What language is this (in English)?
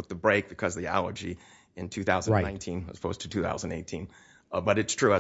English